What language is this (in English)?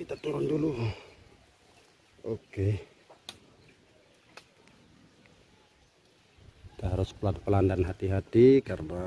Indonesian